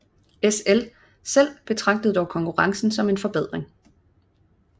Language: Danish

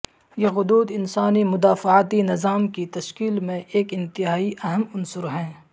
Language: Urdu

